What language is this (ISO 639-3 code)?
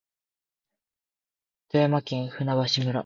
jpn